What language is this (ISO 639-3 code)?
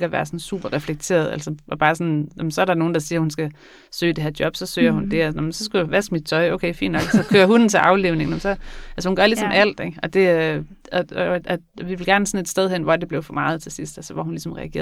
dan